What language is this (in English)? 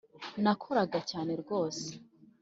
Kinyarwanda